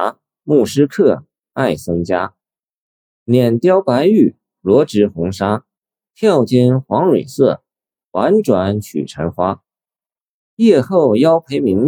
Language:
Chinese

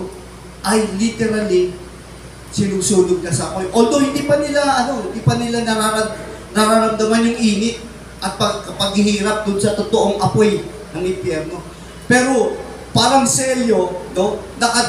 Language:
Filipino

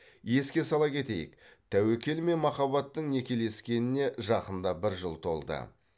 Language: Kazakh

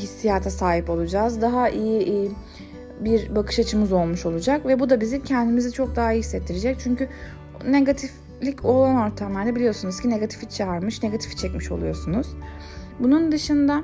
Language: Turkish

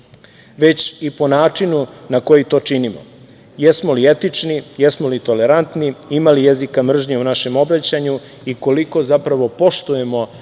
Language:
Serbian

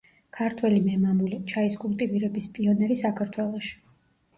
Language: Georgian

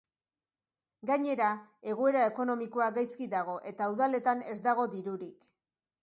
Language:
Basque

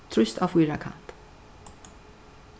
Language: Faroese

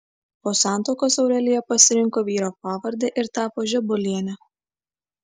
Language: Lithuanian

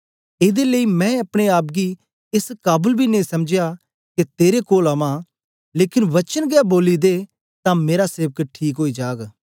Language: Dogri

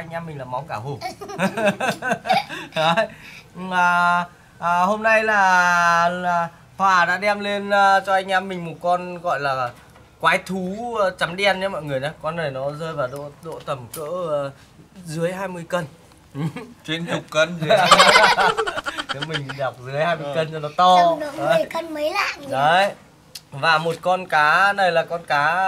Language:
Vietnamese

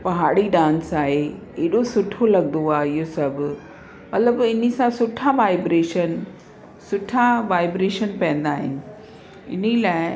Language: Sindhi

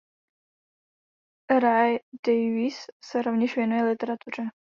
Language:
Czech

